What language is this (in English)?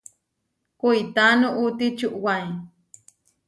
Huarijio